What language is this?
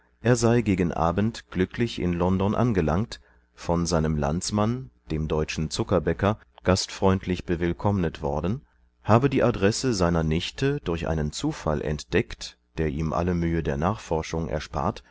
German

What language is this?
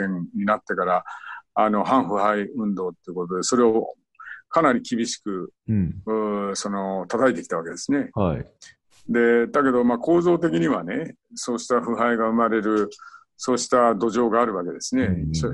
Japanese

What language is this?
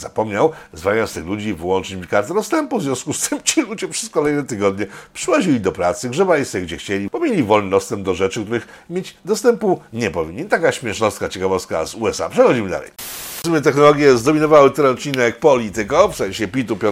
Polish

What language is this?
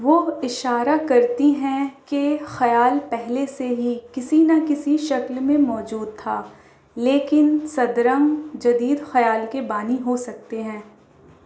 Urdu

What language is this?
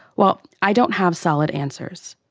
English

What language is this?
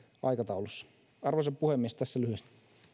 Finnish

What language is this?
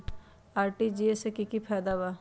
Magahi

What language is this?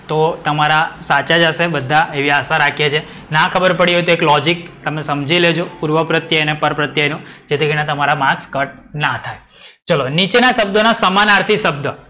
Gujarati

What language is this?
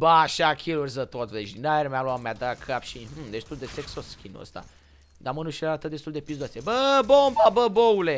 Romanian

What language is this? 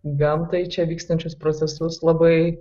Lithuanian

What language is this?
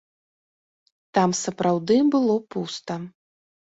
Belarusian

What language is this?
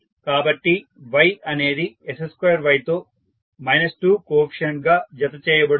Telugu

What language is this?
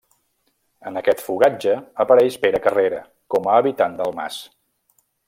Catalan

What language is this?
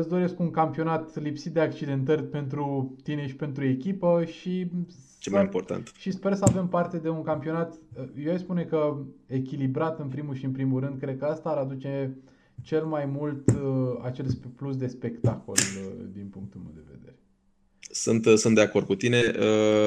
Romanian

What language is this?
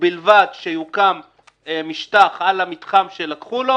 Hebrew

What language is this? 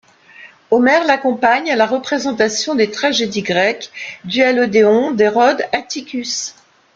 French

